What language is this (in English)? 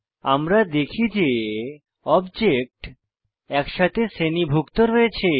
Bangla